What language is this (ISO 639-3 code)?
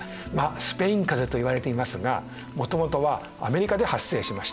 jpn